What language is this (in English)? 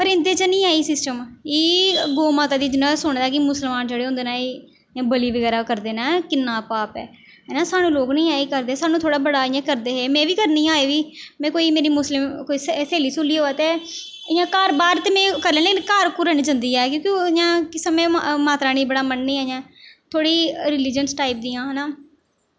Dogri